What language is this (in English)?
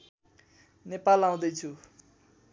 Nepali